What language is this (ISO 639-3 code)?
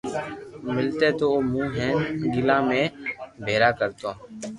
lrk